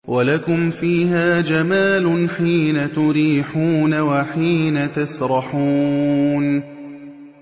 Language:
Arabic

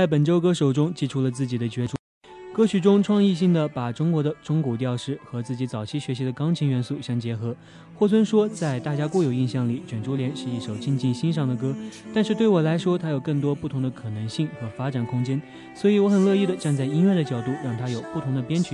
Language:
Chinese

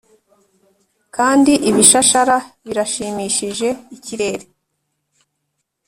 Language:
Kinyarwanda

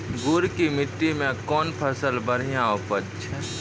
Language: Maithili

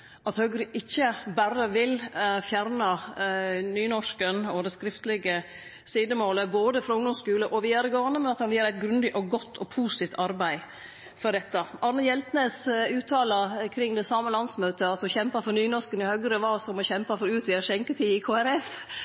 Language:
Norwegian Nynorsk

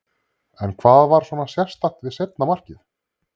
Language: Icelandic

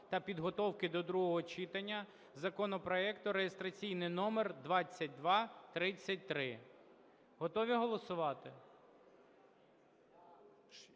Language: Ukrainian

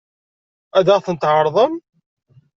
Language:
Kabyle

